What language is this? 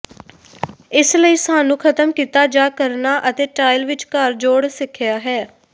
Punjabi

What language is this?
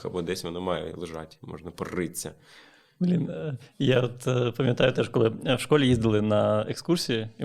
Ukrainian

